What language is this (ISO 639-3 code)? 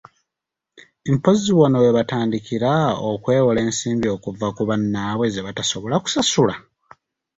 lug